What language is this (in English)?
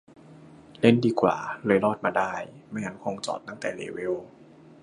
Thai